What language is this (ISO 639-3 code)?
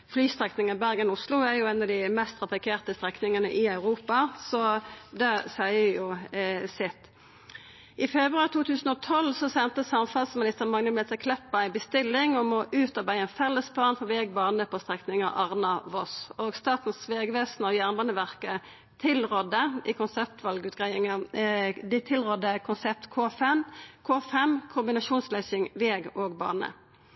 nno